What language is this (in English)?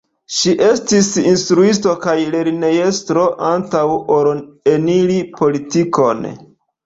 Esperanto